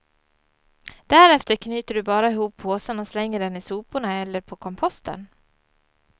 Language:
Swedish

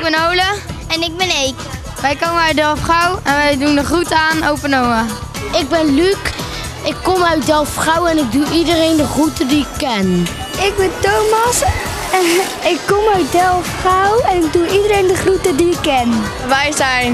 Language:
Dutch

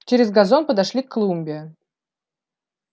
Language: Russian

